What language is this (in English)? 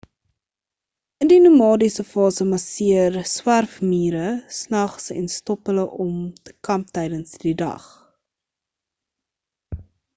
Afrikaans